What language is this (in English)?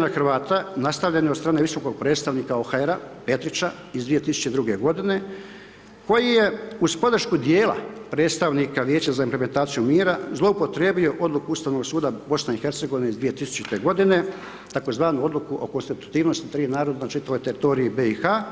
Croatian